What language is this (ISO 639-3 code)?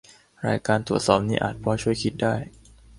tha